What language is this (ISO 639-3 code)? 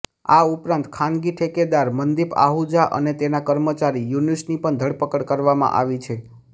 guj